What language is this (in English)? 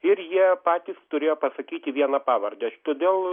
Lithuanian